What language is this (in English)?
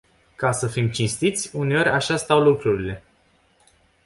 Romanian